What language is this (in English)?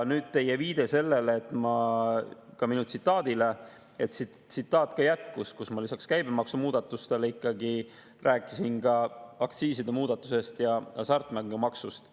Estonian